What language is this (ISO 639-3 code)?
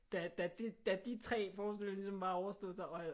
dan